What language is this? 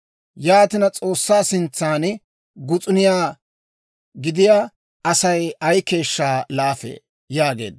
Dawro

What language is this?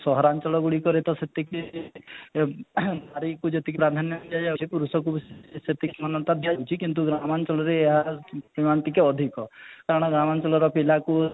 Odia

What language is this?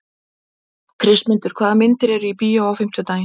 Icelandic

